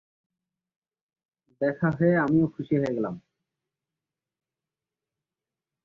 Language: Bangla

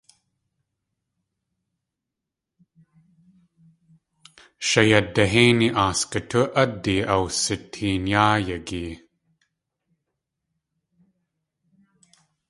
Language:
Tlingit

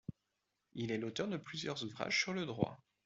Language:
French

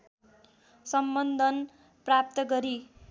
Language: Nepali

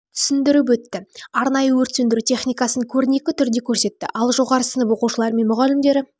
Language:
Kazakh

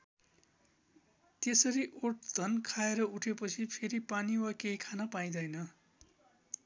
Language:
Nepali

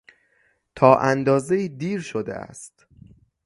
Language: Persian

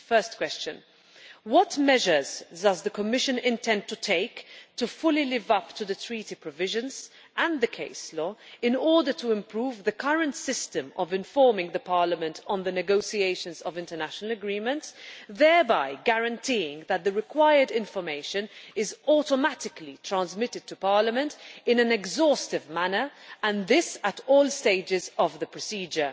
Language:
English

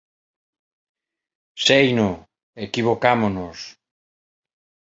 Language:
Galician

